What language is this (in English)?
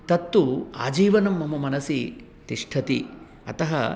Sanskrit